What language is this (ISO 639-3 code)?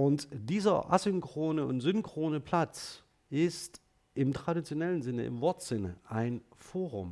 deu